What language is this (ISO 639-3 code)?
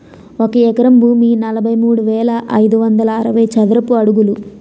tel